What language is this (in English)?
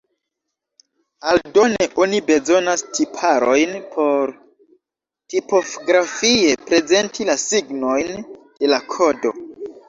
Esperanto